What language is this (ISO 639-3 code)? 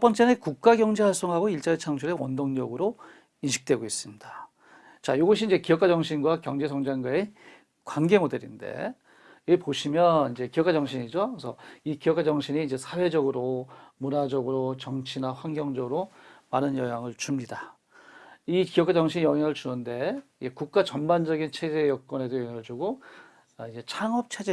kor